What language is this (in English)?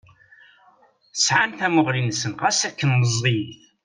Kabyle